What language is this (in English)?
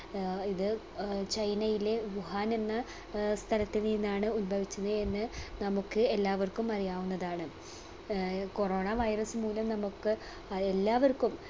Malayalam